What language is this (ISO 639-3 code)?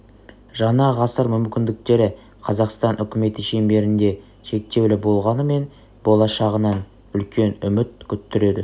kaz